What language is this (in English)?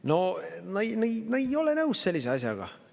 Estonian